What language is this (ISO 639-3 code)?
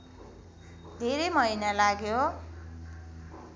nep